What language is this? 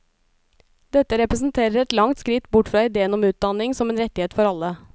Norwegian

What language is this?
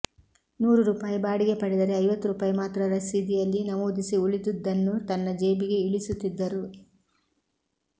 Kannada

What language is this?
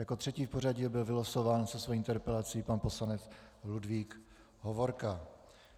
Czech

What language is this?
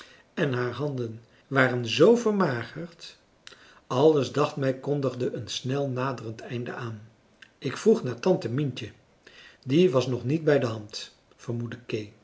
Dutch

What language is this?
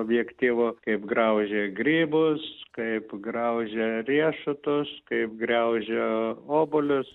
Lithuanian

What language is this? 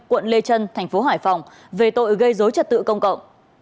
Vietnamese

